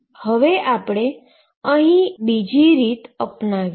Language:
Gujarati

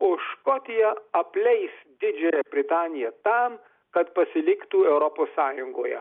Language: Lithuanian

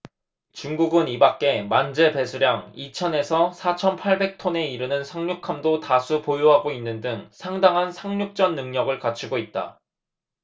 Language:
Korean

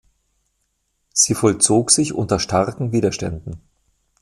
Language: German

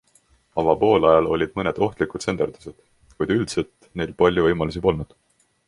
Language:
Estonian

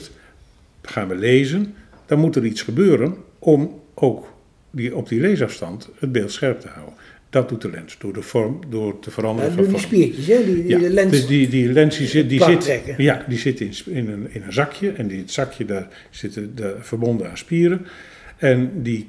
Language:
Dutch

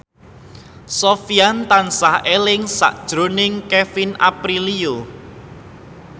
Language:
Javanese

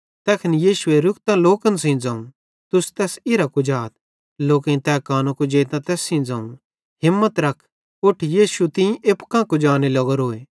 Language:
Bhadrawahi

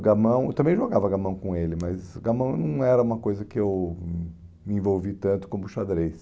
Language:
Portuguese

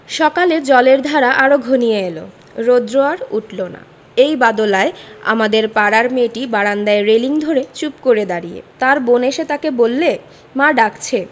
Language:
Bangla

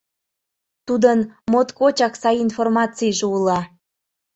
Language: Mari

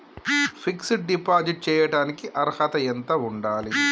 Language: Telugu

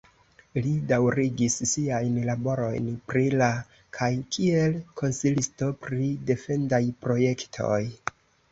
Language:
Esperanto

